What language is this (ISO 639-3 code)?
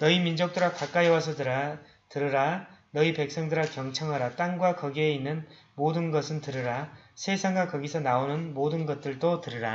kor